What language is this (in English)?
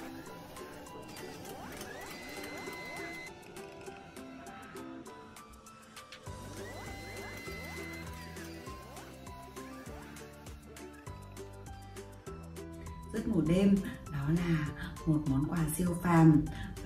Vietnamese